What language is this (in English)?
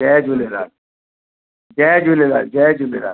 Sindhi